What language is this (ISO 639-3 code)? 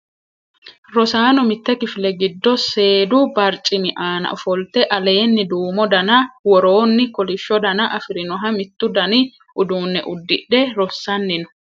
sid